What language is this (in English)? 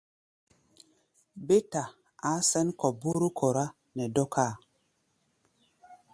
Gbaya